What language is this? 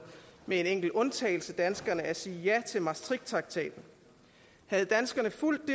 Danish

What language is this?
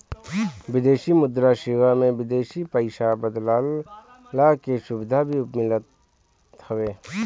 Bhojpuri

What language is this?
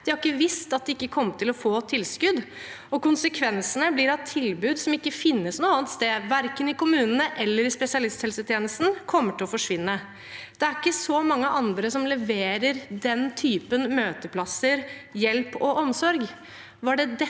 Norwegian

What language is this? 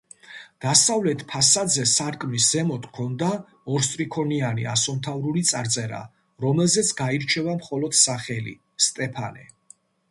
Georgian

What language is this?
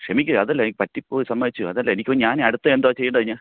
Malayalam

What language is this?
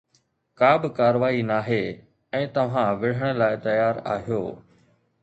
Sindhi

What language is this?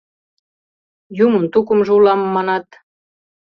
Mari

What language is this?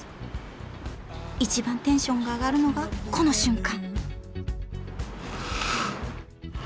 Japanese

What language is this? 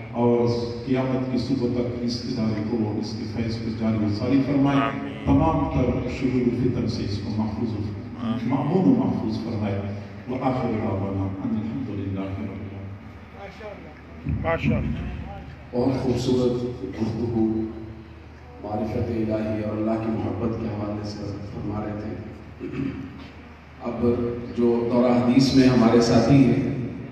Romanian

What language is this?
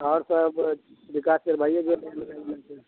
Maithili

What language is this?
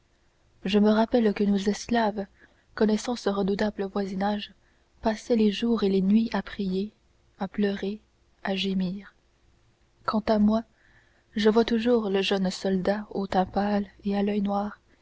French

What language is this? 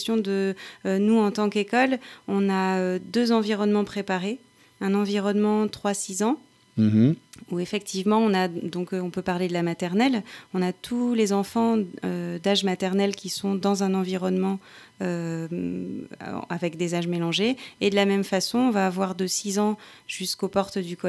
French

